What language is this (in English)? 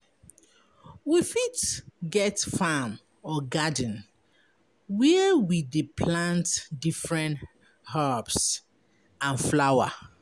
Nigerian Pidgin